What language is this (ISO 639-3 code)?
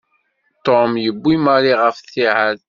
kab